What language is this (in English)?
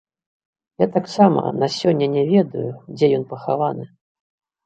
Belarusian